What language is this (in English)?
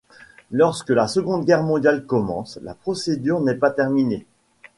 French